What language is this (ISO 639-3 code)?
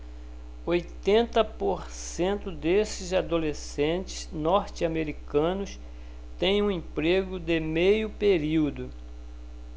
por